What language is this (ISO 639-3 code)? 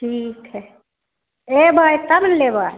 mai